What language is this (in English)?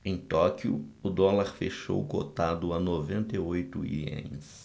Portuguese